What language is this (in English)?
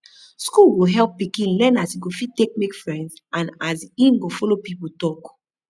Nigerian Pidgin